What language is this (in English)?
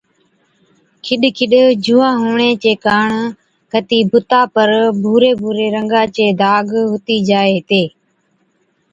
Od